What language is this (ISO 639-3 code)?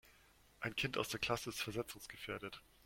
deu